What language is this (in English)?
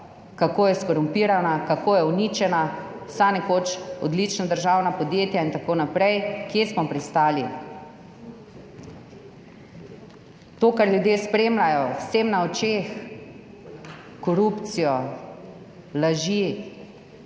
Slovenian